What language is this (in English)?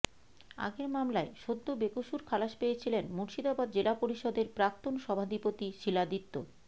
Bangla